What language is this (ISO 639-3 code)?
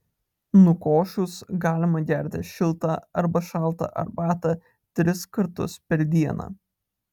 lit